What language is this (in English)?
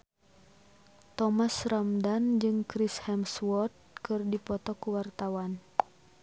Sundanese